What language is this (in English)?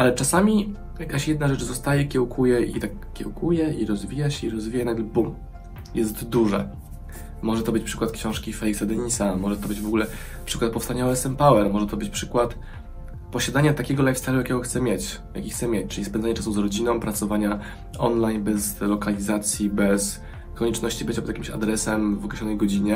Polish